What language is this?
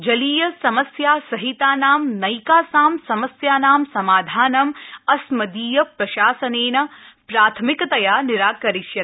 Sanskrit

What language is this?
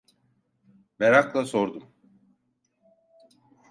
Turkish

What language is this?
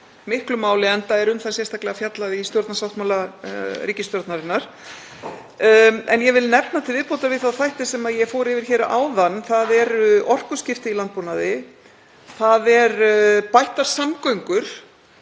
Icelandic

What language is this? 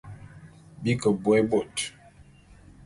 Bulu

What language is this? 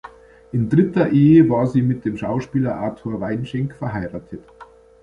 German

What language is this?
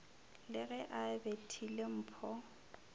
Northern Sotho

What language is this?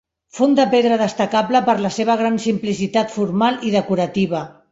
Catalan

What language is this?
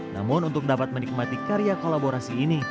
Indonesian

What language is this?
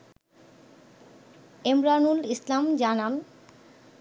Bangla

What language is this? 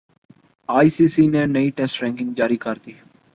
Urdu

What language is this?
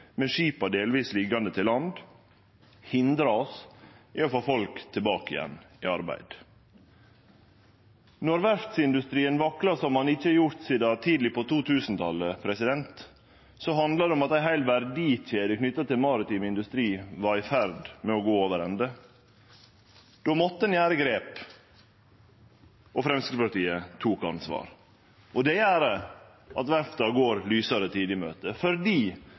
Norwegian Nynorsk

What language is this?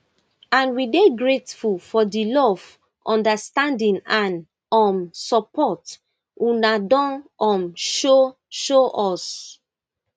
Nigerian Pidgin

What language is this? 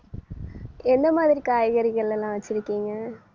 Tamil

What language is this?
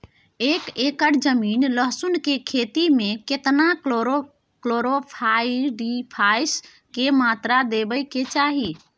Maithili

